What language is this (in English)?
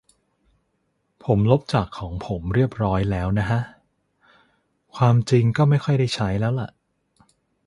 Thai